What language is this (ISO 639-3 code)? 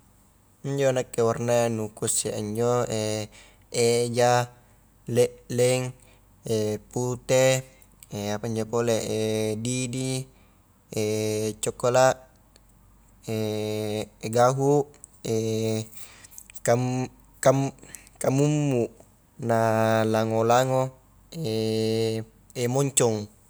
kjk